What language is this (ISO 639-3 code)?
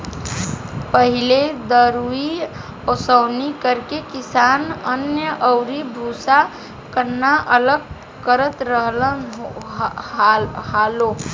bho